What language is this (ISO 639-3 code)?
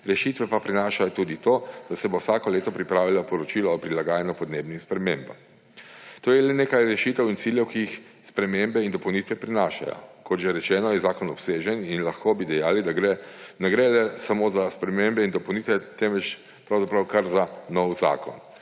slv